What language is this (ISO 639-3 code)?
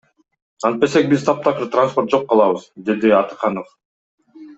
kir